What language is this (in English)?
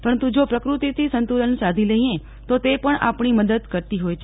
Gujarati